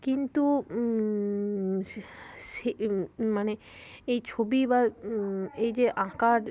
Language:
Bangla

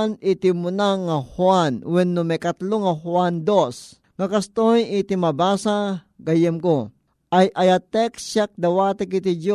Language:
Filipino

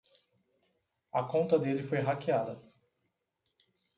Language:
Portuguese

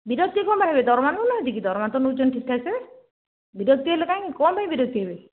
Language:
Odia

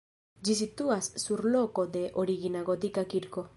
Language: Esperanto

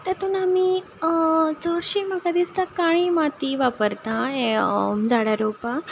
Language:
Konkani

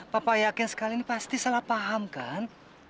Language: Indonesian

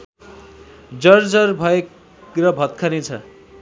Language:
Nepali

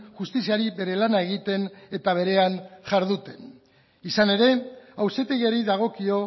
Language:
Basque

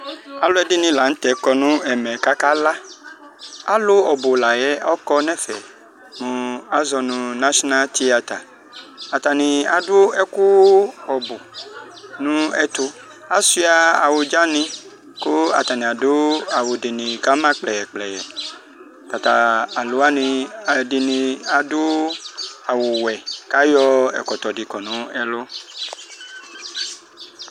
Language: Ikposo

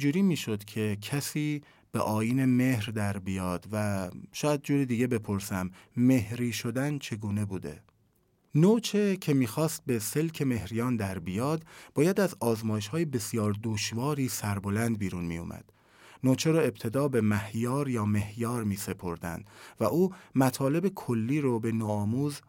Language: Persian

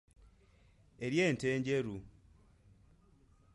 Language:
Ganda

